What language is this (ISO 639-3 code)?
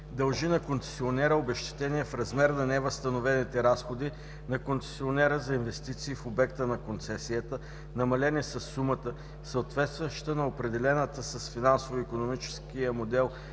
bul